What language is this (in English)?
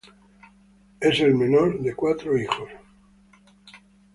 Spanish